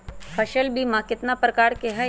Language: Magahi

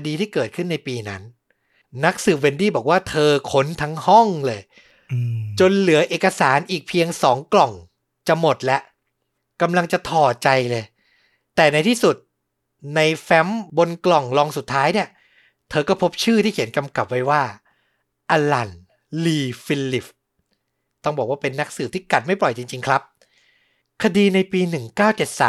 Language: Thai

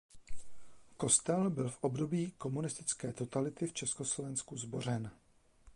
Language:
Czech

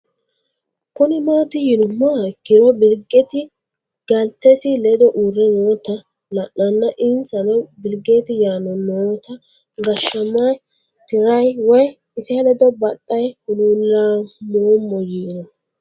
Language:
Sidamo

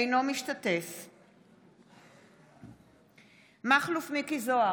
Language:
Hebrew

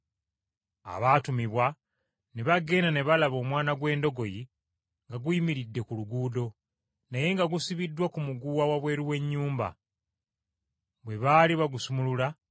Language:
Ganda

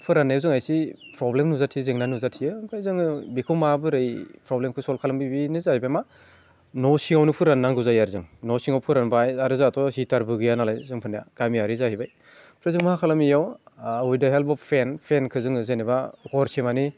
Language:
Bodo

